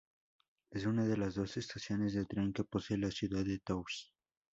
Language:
Spanish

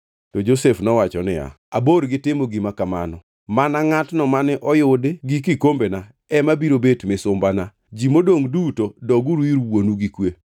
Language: Luo (Kenya and Tanzania)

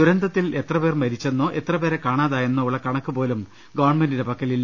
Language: Malayalam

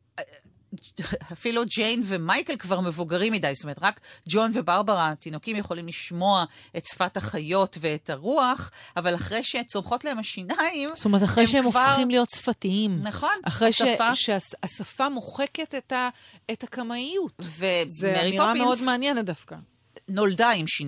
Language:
Hebrew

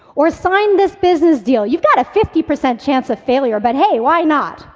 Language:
English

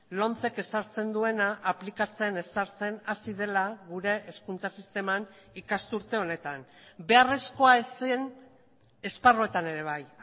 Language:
Basque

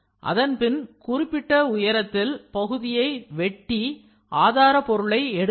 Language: Tamil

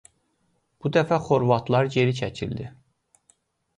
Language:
Azerbaijani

